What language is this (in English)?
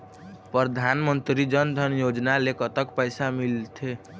Chhattisgarhi